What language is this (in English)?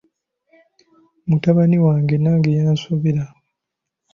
Ganda